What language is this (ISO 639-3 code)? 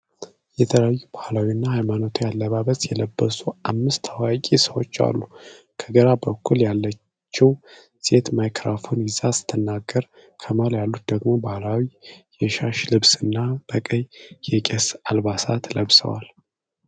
amh